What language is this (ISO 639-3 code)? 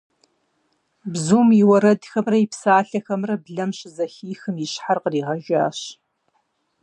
kbd